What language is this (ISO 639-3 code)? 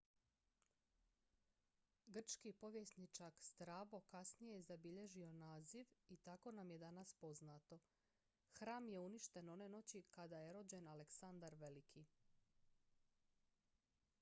hrv